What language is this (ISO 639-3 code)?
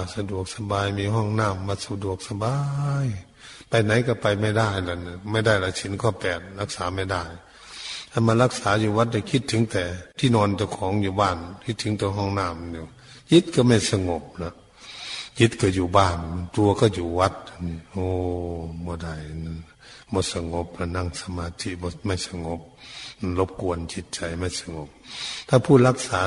tha